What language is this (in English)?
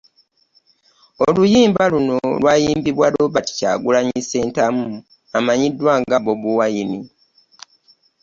Ganda